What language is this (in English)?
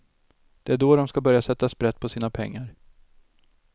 Swedish